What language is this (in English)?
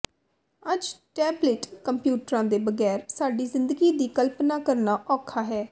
Punjabi